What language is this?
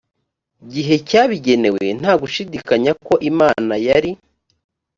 Kinyarwanda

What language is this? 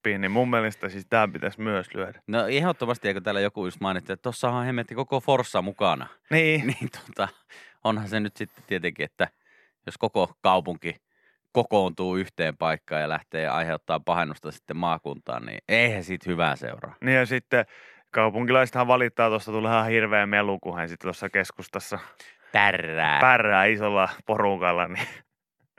Finnish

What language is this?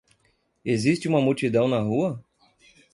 Portuguese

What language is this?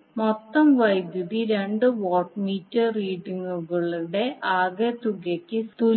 Malayalam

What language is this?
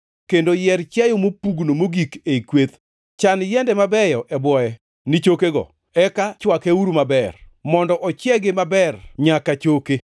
Luo (Kenya and Tanzania)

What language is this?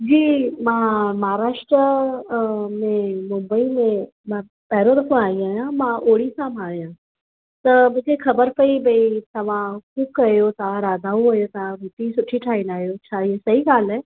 Sindhi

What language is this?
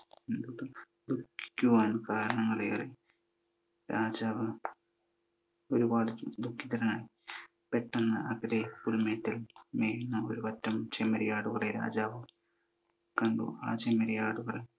Malayalam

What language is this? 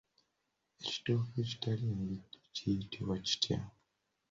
Ganda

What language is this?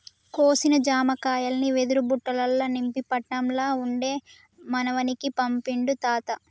Telugu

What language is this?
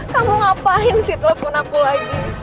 Indonesian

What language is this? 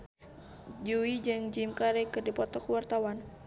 Sundanese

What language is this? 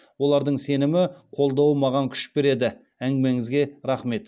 Kazakh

